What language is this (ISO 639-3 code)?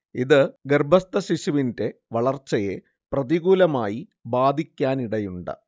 mal